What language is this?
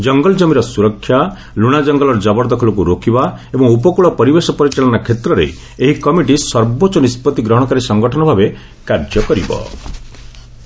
Odia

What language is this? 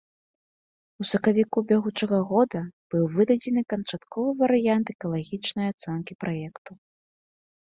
Belarusian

